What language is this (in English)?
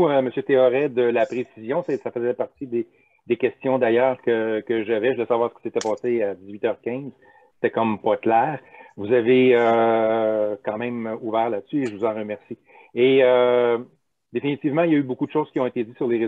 French